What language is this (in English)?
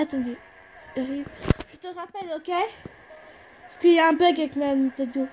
French